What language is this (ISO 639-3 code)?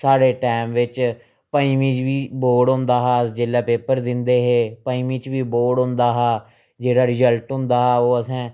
doi